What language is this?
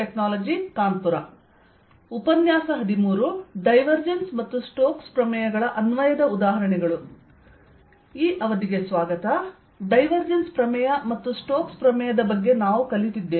Kannada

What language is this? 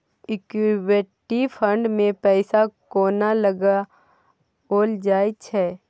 Maithili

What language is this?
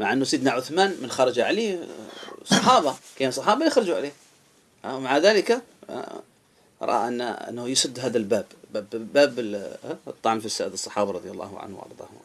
Arabic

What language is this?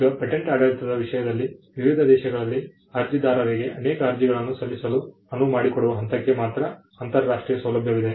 Kannada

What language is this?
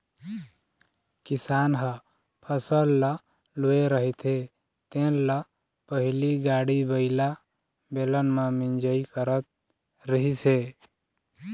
Chhattisgarhi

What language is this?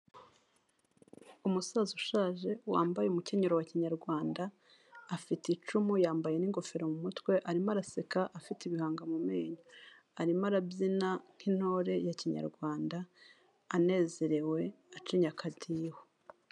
Kinyarwanda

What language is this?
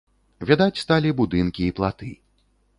Belarusian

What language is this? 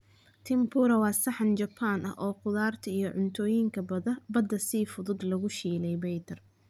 Somali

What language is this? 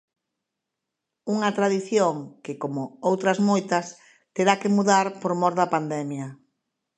Galician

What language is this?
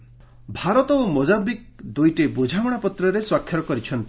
Odia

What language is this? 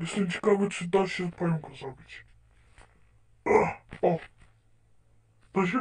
Polish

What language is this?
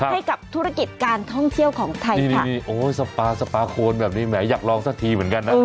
Thai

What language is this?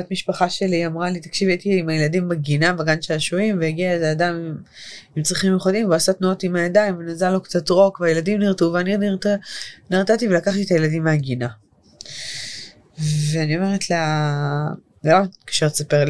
Hebrew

